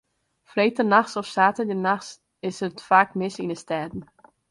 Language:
Western Frisian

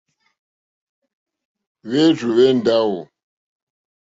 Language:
Mokpwe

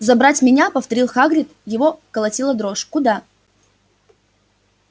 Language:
Russian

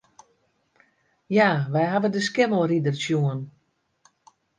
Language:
Western Frisian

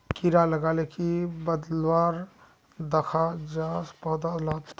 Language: Magahi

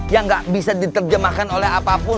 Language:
Indonesian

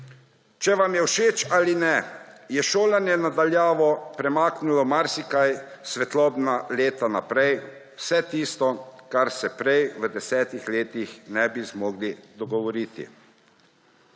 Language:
Slovenian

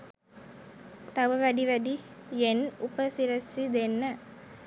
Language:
Sinhala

